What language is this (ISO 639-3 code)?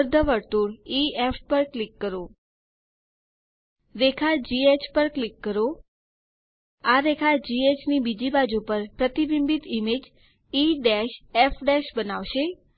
guj